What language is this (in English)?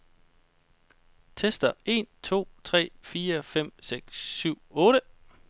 Danish